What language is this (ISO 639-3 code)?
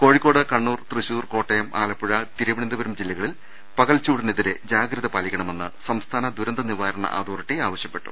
mal